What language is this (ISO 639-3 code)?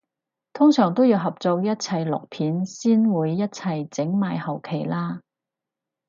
yue